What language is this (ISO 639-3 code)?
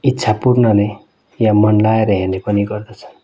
nep